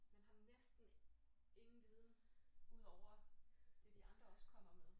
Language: Danish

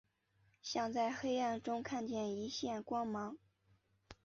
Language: Chinese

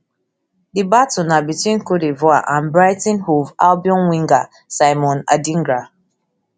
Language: Nigerian Pidgin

